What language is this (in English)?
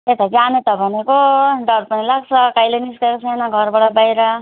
Nepali